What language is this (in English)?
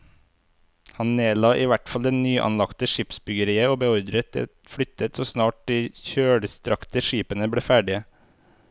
Norwegian